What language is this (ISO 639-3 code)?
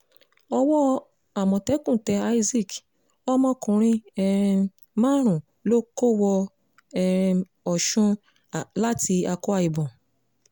yor